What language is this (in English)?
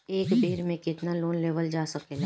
Bhojpuri